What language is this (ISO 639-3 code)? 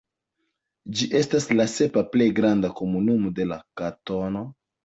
epo